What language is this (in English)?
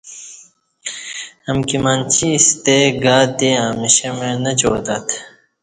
Kati